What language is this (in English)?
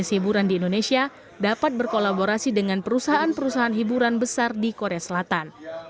Indonesian